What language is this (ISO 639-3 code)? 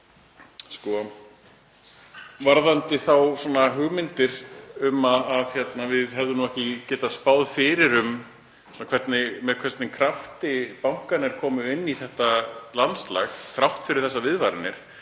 isl